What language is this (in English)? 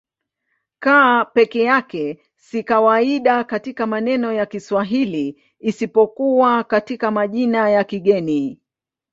Swahili